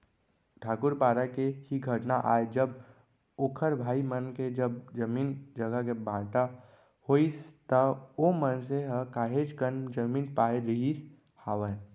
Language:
Chhattisgarhi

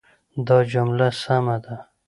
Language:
Pashto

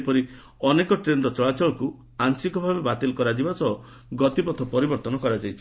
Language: Odia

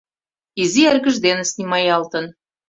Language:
Mari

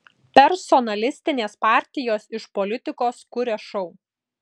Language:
Lithuanian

